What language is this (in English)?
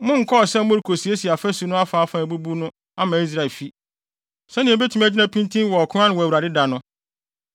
Akan